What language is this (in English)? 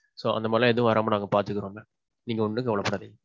Tamil